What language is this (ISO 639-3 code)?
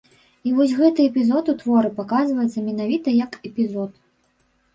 bel